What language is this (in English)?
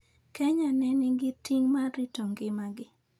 Luo (Kenya and Tanzania)